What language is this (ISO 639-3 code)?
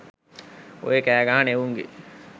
sin